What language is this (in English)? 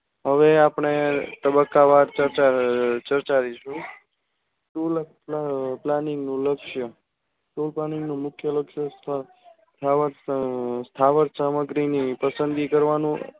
Gujarati